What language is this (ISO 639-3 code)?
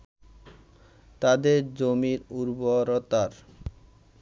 ben